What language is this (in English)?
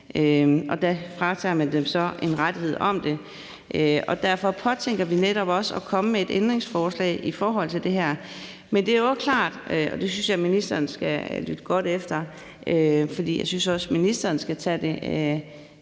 Danish